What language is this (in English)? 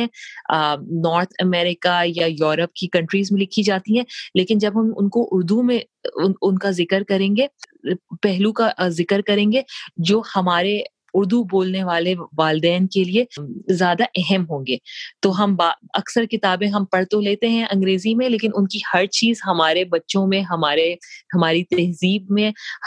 Urdu